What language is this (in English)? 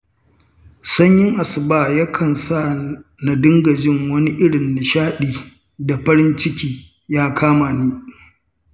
Hausa